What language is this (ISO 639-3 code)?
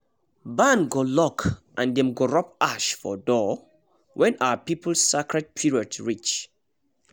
pcm